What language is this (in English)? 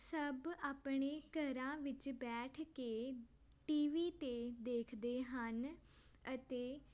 Punjabi